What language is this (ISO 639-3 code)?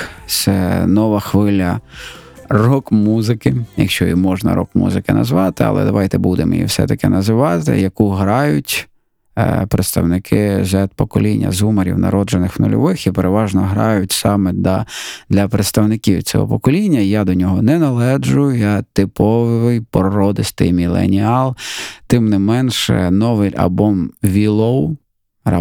ukr